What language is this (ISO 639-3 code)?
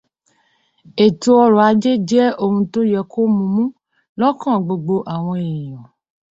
yor